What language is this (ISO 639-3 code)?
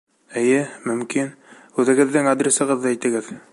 bak